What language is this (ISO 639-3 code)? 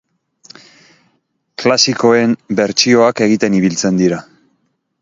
eus